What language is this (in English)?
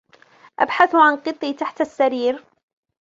Arabic